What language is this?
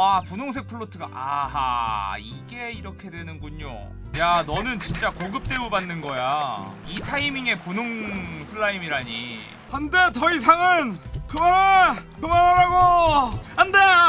Korean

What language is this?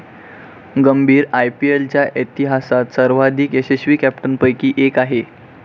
Marathi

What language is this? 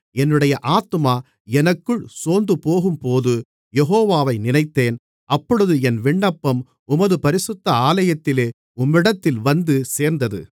Tamil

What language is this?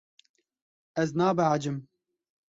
Kurdish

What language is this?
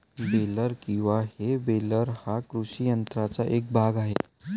Marathi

